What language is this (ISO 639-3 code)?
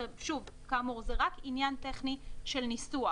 heb